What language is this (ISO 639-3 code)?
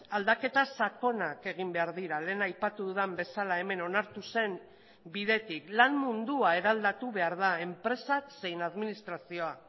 eus